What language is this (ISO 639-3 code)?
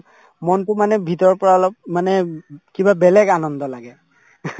asm